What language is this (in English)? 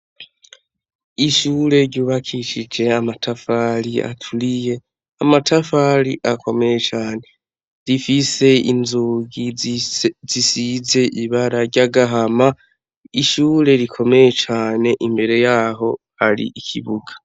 Rundi